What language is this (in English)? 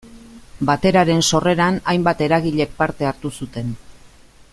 Basque